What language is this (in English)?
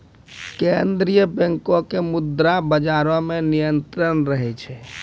Maithili